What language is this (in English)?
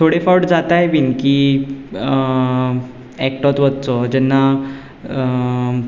Konkani